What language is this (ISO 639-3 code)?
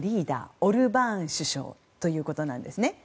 jpn